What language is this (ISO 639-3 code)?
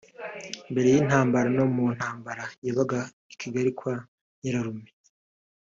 kin